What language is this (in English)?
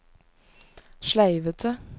Norwegian